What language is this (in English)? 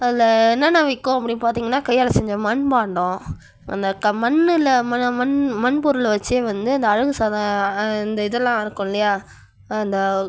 Tamil